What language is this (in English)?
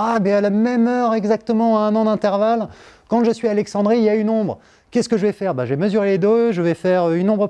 French